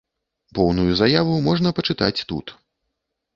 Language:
Belarusian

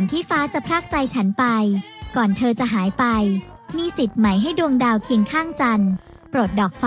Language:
Thai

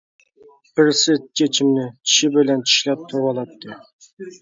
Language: Uyghur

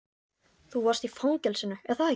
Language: Icelandic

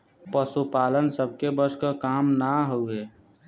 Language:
Bhojpuri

